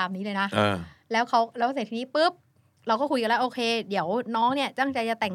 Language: Thai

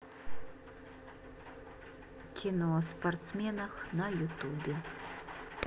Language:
Russian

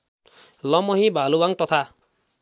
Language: Nepali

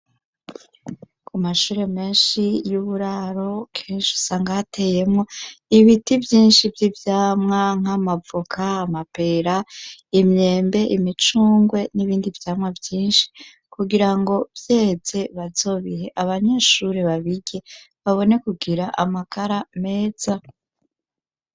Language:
Rundi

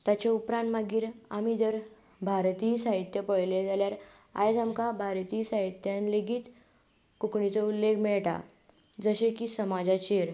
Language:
Konkani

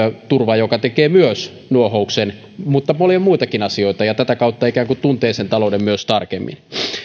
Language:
Finnish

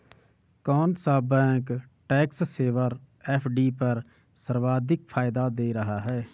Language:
Hindi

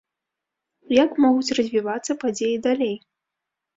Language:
Belarusian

